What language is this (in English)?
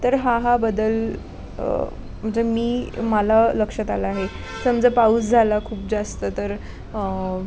Marathi